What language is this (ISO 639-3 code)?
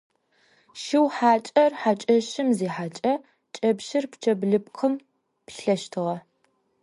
ady